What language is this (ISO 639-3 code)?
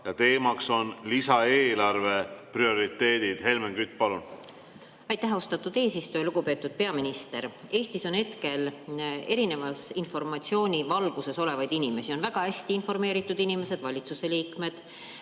est